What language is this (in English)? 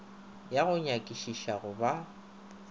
Northern Sotho